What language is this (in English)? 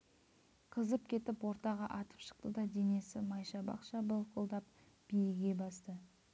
Kazakh